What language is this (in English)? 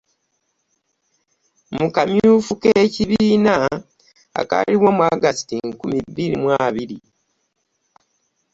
Ganda